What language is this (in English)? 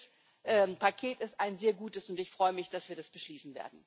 German